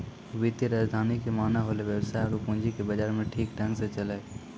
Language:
Maithili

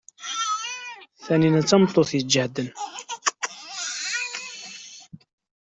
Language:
Kabyle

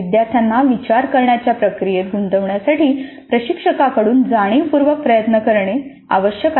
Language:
Marathi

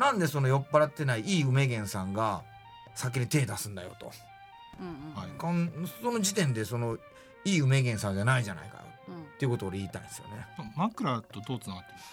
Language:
Japanese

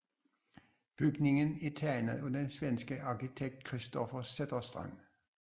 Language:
Danish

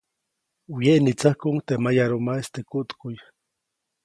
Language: Copainalá Zoque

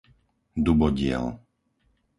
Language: Slovak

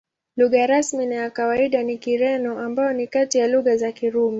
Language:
Swahili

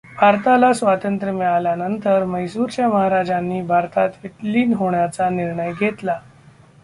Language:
Marathi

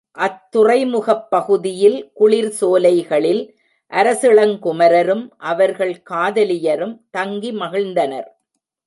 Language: Tamil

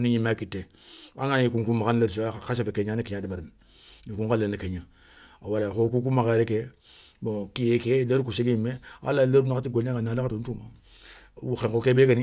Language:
Soninke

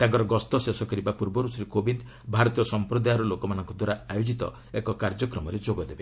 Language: Odia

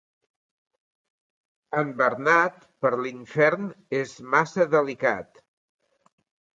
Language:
Catalan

